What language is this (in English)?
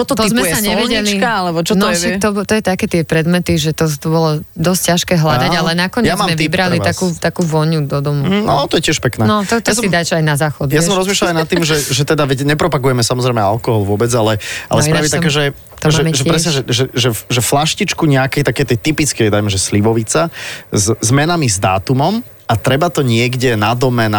Slovak